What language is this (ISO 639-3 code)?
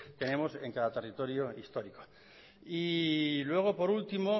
spa